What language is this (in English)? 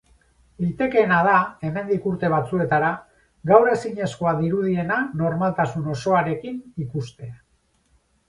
Basque